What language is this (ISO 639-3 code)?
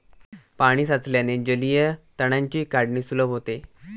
mar